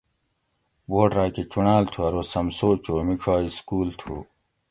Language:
Gawri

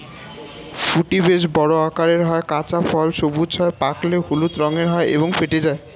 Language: Bangla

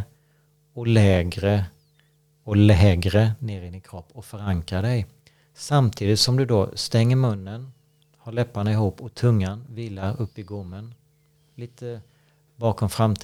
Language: Swedish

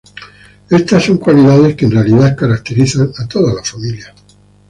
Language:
Spanish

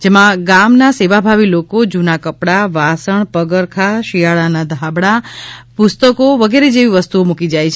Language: Gujarati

